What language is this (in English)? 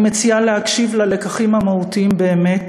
Hebrew